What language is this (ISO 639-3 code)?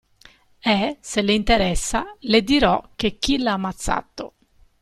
ita